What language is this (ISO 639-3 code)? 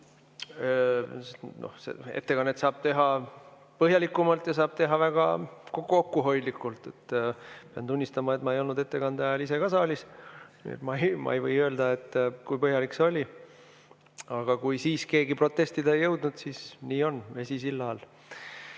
est